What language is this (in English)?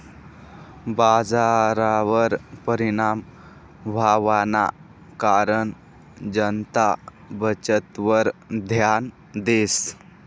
Marathi